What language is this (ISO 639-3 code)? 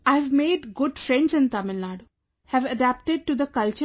eng